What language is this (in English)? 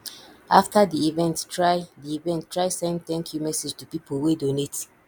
Nigerian Pidgin